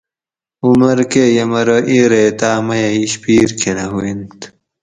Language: Gawri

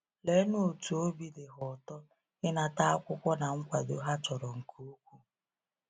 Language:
Igbo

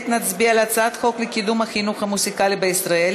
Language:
Hebrew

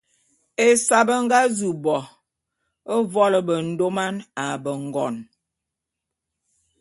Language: Bulu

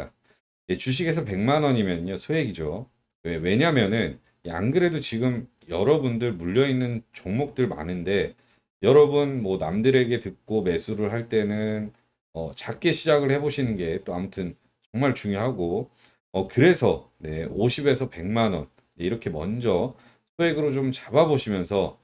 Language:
Korean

